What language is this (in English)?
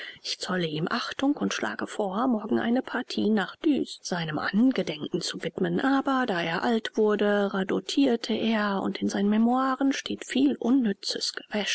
German